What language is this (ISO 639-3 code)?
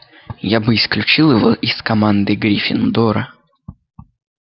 rus